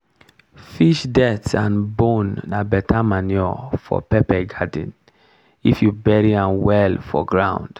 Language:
Nigerian Pidgin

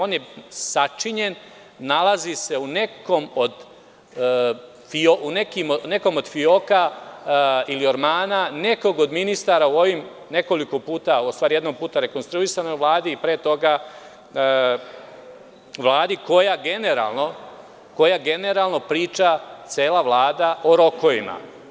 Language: Serbian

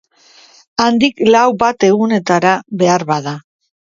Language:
Basque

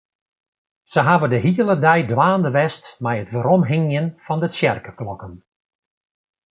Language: Western Frisian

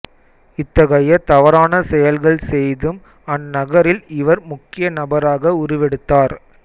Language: Tamil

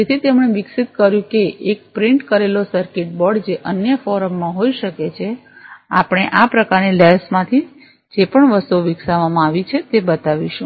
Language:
Gujarati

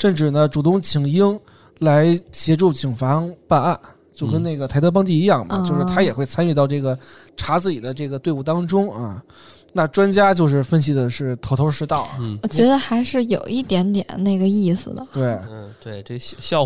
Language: Chinese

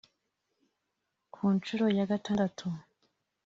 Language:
Kinyarwanda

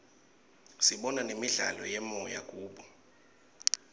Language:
Swati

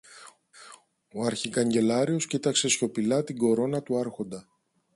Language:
Greek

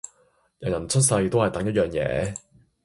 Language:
Cantonese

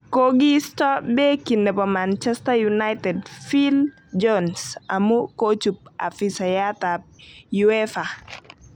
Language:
Kalenjin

